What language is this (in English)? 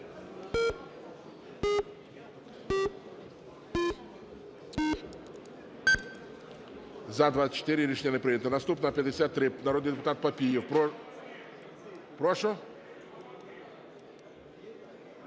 Ukrainian